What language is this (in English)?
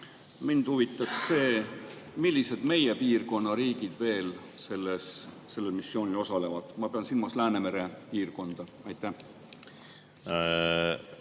Estonian